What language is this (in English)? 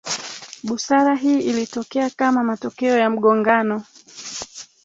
Swahili